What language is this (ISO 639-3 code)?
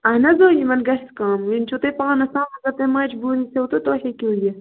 kas